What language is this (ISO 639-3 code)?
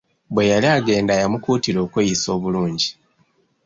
lug